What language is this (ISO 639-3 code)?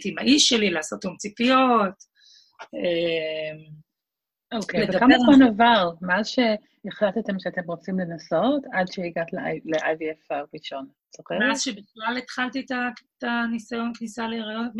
heb